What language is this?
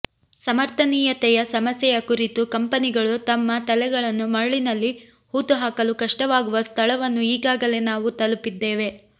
Kannada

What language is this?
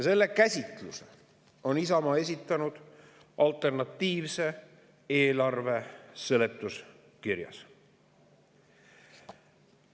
Estonian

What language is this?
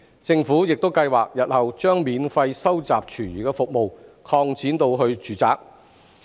Cantonese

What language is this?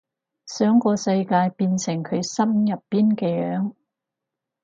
Cantonese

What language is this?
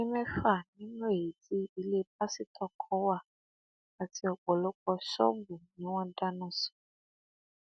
Yoruba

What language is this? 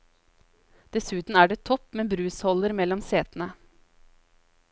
Norwegian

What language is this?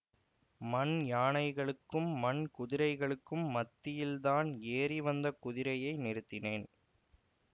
Tamil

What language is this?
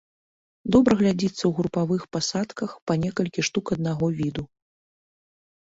Belarusian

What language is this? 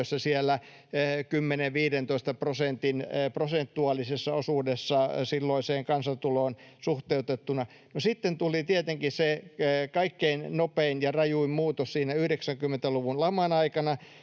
Finnish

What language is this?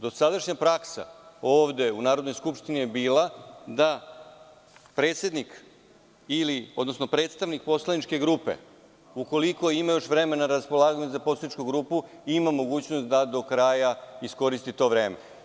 Serbian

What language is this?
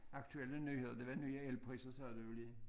Danish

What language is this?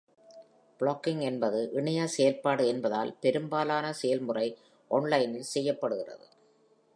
Tamil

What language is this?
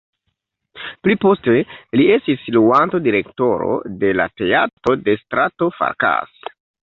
Esperanto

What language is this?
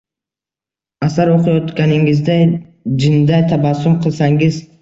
Uzbek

